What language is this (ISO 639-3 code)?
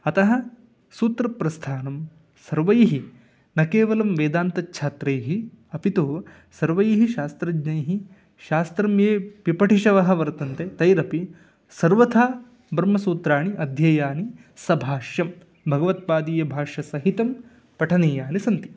san